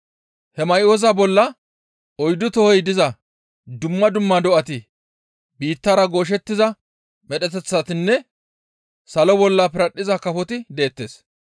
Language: Gamo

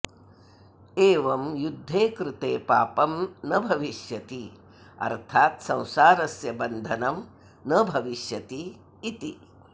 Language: Sanskrit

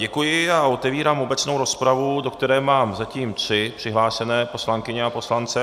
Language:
Czech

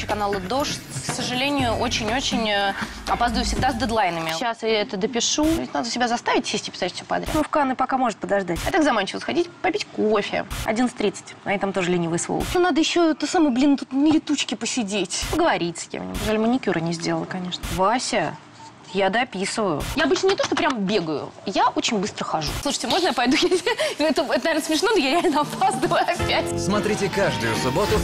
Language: Russian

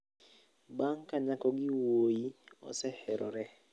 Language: Luo (Kenya and Tanzania)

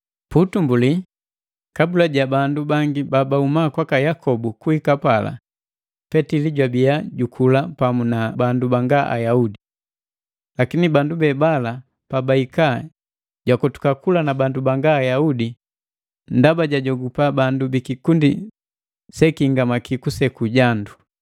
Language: Matengo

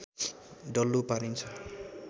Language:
Nepali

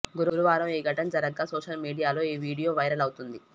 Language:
Telugu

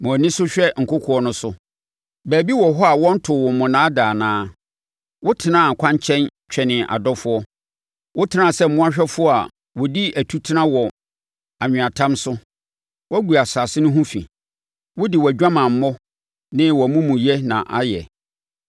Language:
Akan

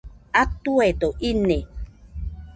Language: Nüpode Huitoto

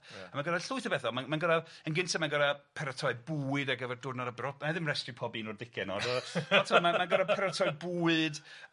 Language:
Welsh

